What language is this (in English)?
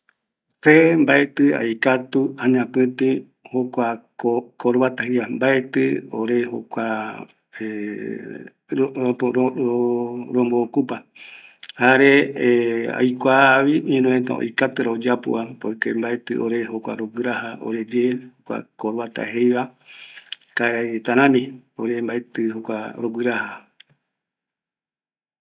Eastern Bolivian Guaraní